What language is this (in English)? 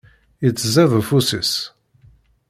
Kabyle